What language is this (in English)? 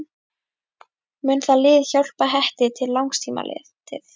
Icelandic